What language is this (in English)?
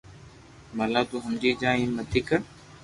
Loarki